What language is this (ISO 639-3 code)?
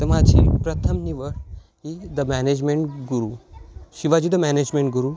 mar